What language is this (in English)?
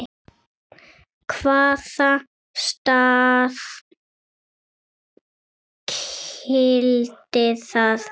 Icelandic